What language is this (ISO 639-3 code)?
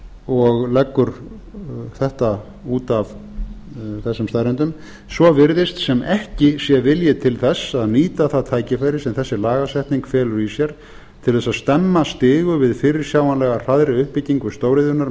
isl